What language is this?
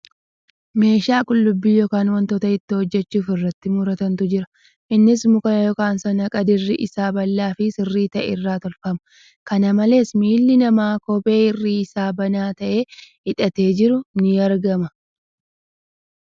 Oromo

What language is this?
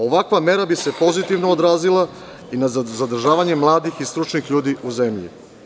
Serbian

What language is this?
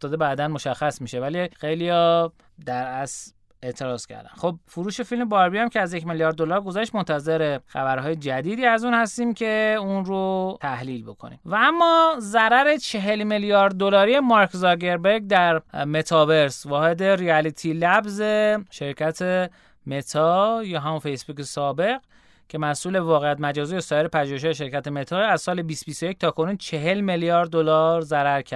Persian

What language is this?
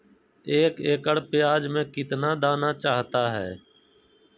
Magahi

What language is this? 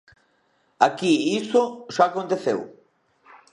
Galician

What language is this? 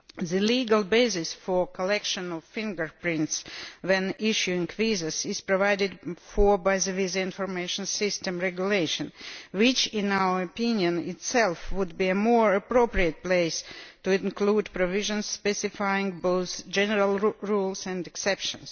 English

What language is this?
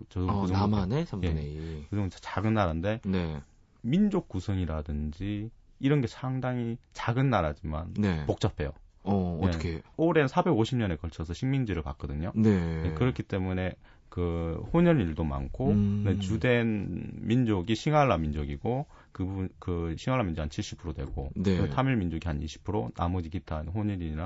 Korean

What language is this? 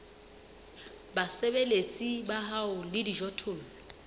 Southern Sotho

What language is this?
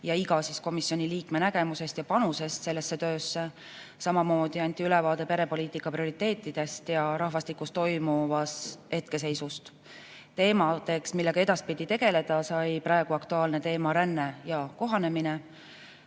Estonian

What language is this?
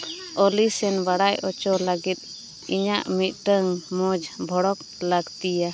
Santali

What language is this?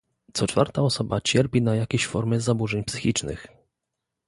Polish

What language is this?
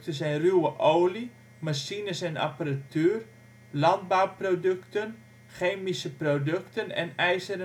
Dutch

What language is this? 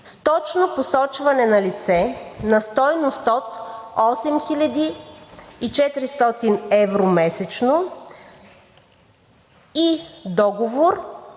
Bulgarian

